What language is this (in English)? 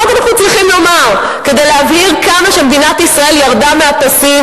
Hebrew